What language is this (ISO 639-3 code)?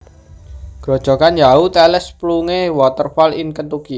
jav